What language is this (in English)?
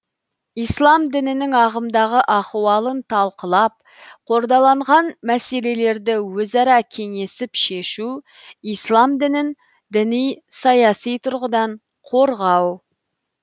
Kazakh